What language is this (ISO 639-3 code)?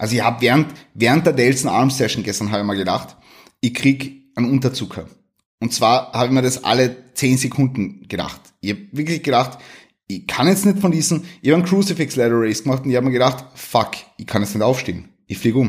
deu